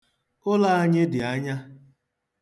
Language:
Igbo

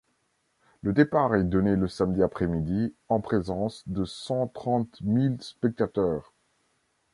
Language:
French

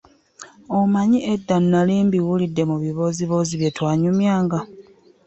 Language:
Ganda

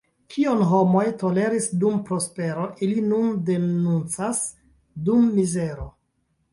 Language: Esperanto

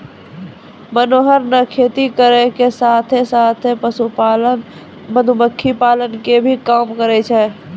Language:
Maithili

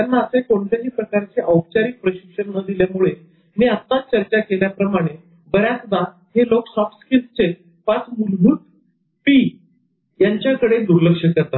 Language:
Marathi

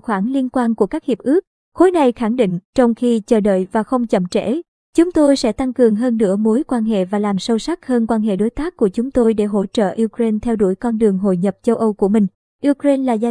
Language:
Vietnamese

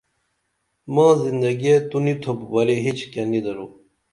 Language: Dameli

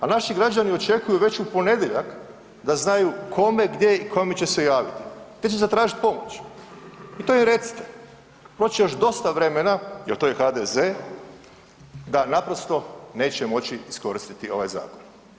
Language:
Croatian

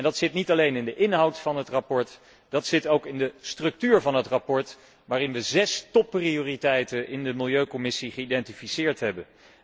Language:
Dutch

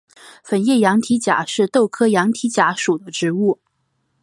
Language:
Chinese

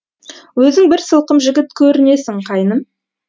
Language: Kazakh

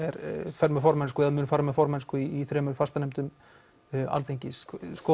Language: Icelandic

